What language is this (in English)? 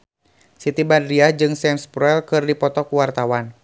Sundanese